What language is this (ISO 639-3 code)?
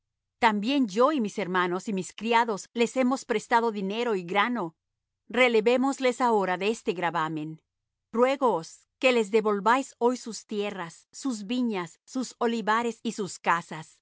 spa